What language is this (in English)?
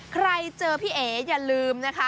Thai